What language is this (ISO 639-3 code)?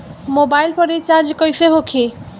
bho